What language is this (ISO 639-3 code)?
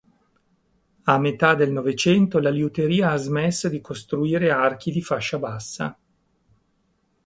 ita